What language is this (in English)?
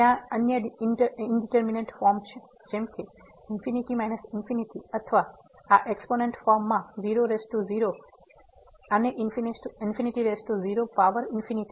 Gujarati